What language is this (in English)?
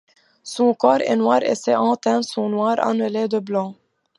French